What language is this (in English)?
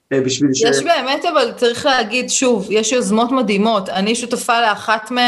Hebrew